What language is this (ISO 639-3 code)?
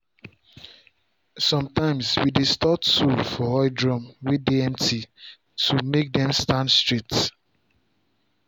pcm